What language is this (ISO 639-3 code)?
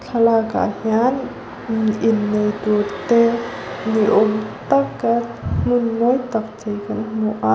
lus